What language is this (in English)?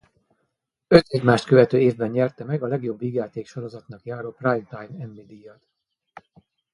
Hungarian